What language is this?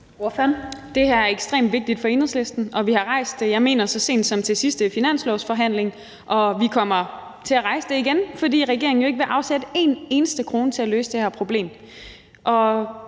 Danish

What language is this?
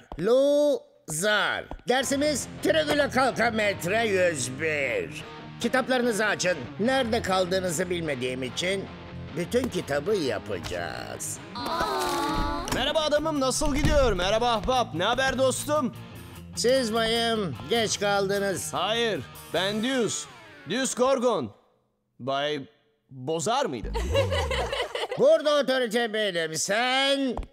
Turkish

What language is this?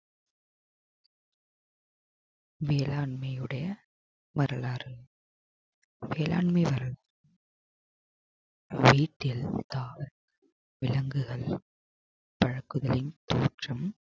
Tamil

